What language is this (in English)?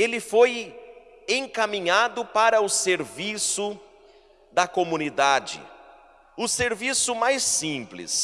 Portuguese